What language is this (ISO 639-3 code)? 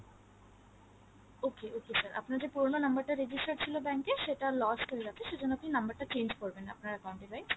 ben